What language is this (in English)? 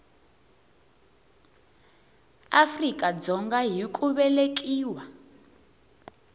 Tsonga